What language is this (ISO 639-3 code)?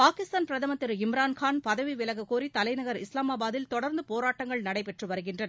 tam